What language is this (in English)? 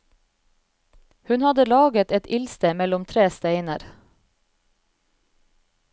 Norwegian